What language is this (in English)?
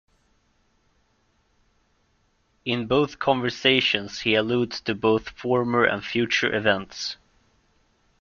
English